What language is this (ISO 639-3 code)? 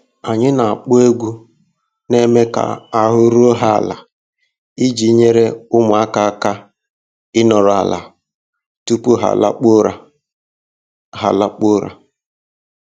ibo